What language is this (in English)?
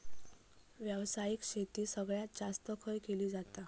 Marathi